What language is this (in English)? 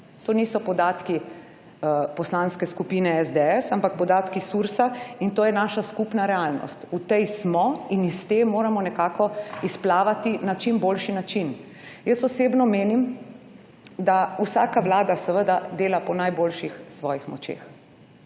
Slovenian